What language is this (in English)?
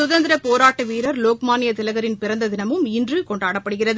Tamil